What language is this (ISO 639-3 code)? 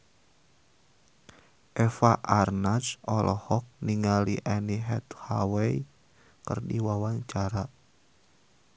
sun